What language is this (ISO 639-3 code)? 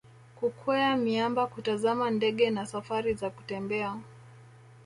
swa